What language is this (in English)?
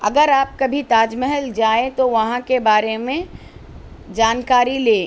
Urdu